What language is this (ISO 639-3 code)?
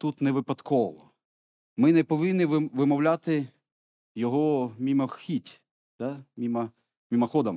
ukr